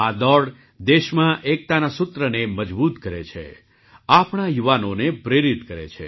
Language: Gujarati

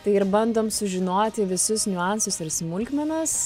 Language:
Lithuanian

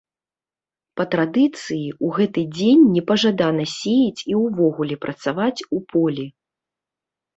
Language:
Belarusian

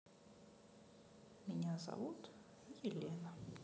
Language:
Russian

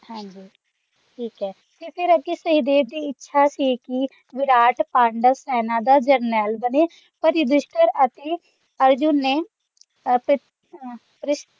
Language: Punjabi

